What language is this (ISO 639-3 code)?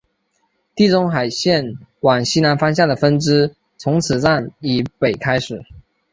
zho